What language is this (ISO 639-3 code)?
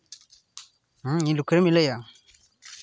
sat